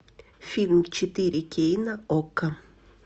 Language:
Russian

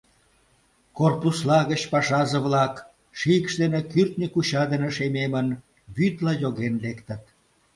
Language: Mari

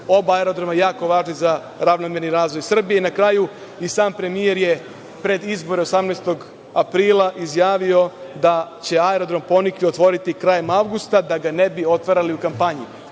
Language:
Serbian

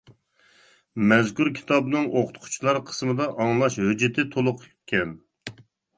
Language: Uyghur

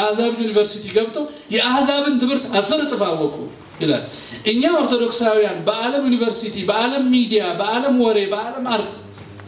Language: Turkish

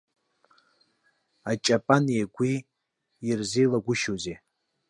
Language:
Abkhazian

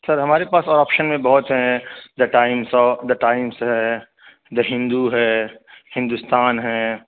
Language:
Urdu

